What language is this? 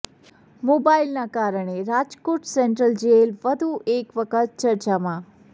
Gujarati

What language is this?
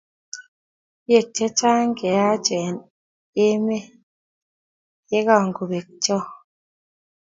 Kalenjin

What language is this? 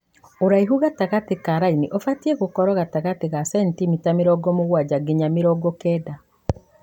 Kikuyu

